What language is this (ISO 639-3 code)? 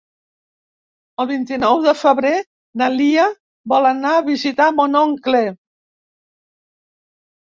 cat